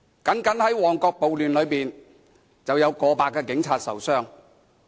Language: Cantonese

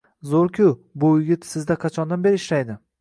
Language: Uzbek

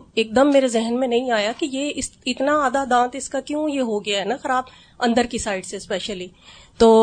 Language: Urdu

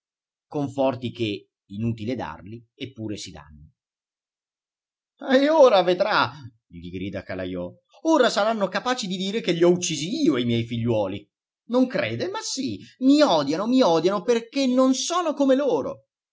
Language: Italian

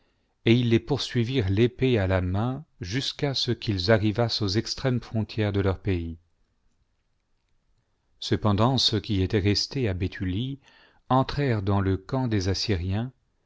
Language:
French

